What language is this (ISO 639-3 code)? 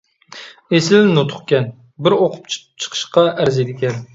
uig